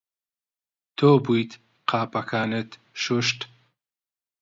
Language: Central Kurdish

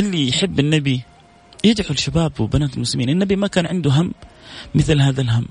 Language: Arabic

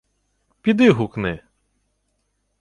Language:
Ukrainian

